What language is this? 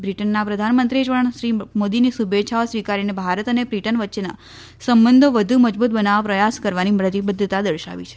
Gujarati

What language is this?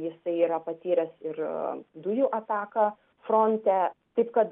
Lithuanian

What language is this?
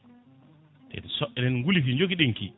Fula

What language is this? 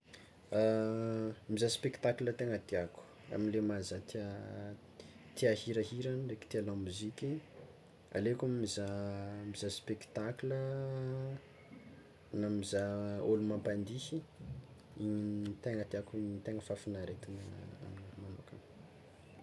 Tsimihety Malagasy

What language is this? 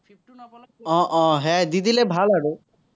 Assamese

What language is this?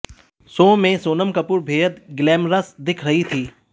Hindi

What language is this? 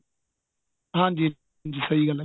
Punjabi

